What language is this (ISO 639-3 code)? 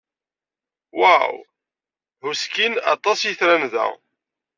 kab